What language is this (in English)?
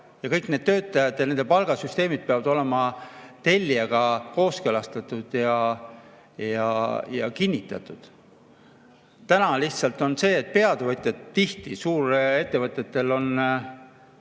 Estonian